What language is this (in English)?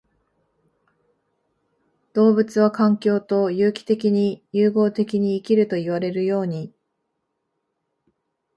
Japanese